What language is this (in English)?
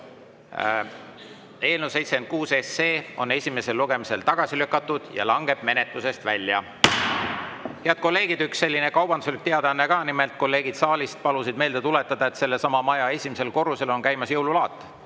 Estonian